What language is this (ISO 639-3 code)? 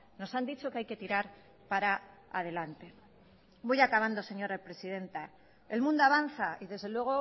spa